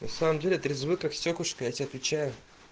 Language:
Russian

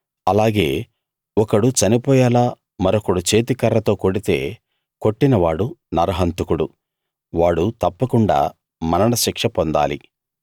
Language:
Telugu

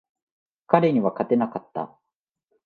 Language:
Japanese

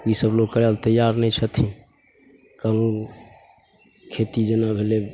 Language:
Maithili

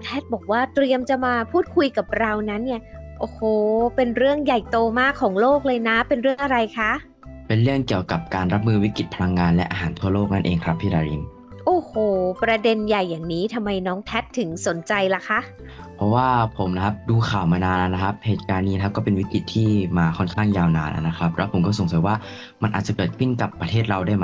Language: Thai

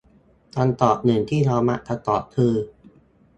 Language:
Thai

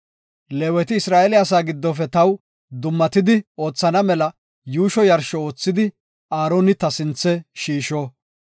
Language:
Gofa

